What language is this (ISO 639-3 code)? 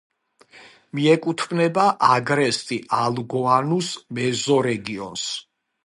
kat